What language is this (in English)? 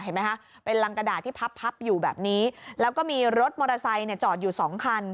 Thai